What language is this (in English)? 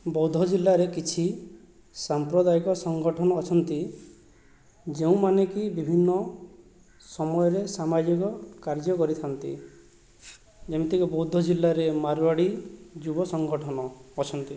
Odia